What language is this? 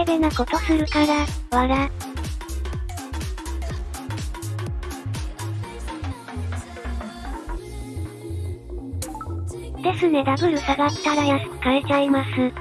Japanese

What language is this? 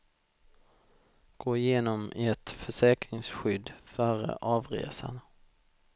Swedish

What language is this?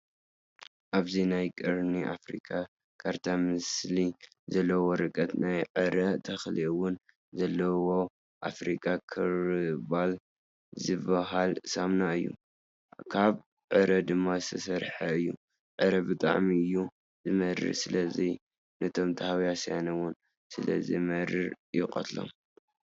Tigrinya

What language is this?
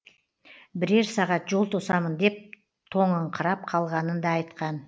Kazakh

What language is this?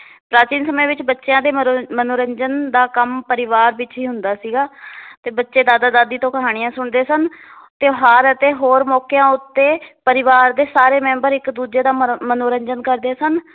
Punjabi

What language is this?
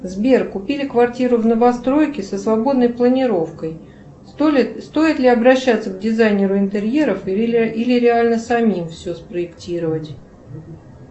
Russian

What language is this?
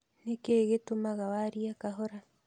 Kikuyu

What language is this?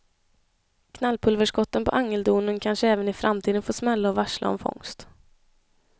Swedish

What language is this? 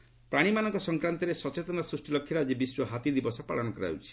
Odia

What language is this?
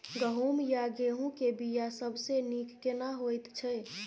Maithili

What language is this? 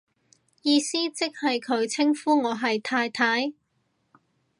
Cantonese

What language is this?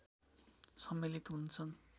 Nepali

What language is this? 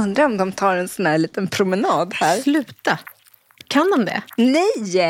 Swedish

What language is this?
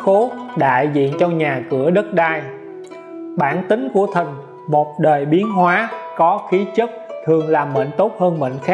Vietnamese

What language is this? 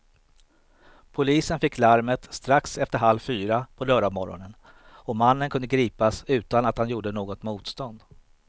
Swedish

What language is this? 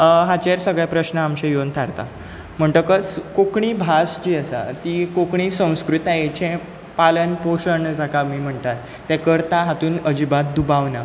Konkani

